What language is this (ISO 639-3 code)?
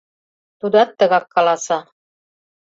chm